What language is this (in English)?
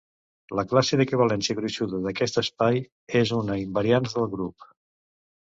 Catalan